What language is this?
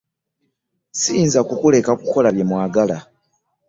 Ganda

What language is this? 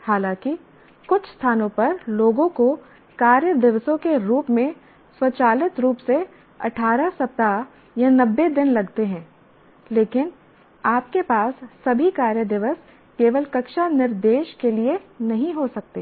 Hindi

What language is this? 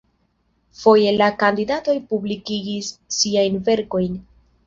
Esperanto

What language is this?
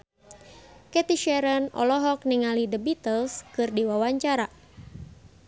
Sundanese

